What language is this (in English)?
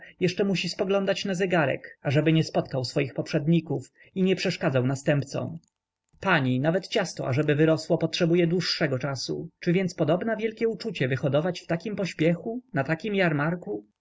Polish